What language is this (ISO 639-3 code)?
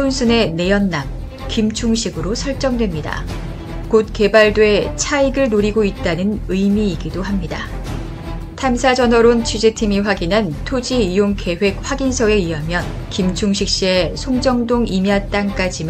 kor